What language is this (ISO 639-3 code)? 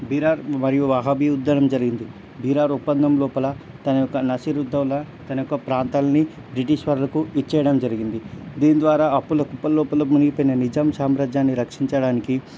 tel